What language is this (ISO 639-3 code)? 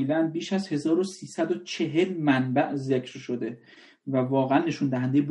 fas